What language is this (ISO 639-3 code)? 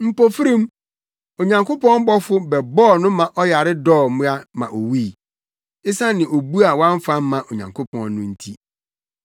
aka